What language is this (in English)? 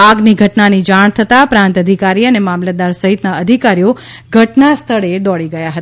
Gujarati